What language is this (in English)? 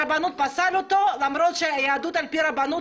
Hebrew